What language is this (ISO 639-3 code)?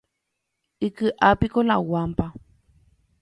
grn